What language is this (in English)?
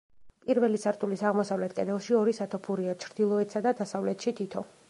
Georgian